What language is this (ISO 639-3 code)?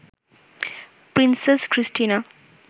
ben